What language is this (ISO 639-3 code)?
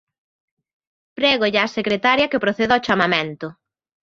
glg